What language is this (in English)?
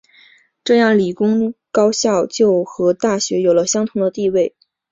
Chinese